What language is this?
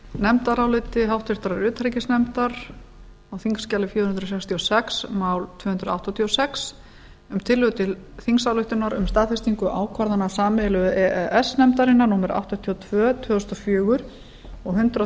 Icelandic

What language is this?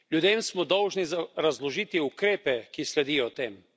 Slovenian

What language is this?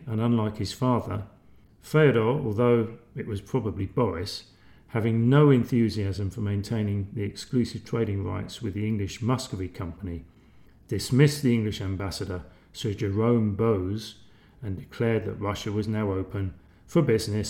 English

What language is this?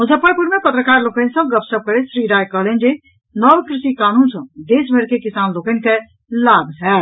Maithili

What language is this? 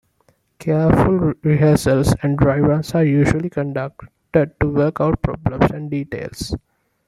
English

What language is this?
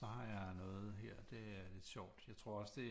Danish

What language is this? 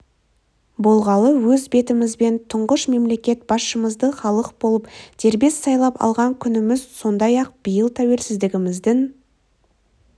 Kazakh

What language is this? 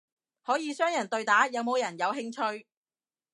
Cantonese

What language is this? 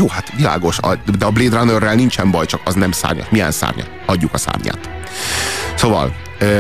Hungarian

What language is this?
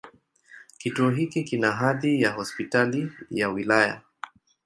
Swahili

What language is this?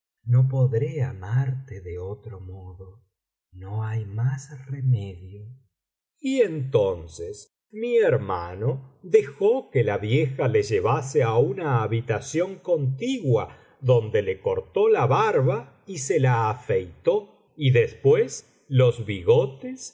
Spanish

